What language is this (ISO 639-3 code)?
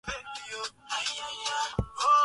swa